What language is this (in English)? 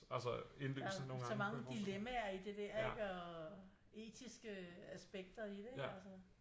Danish